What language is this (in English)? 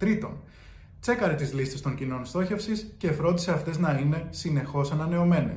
Greek